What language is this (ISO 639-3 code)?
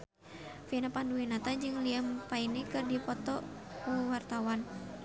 sun